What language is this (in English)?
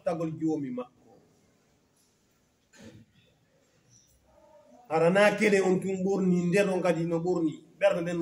Arabic